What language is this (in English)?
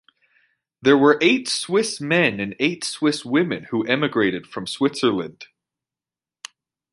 English